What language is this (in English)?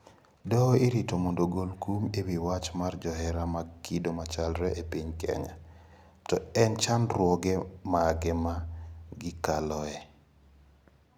Luo (Kenya and Tanzania)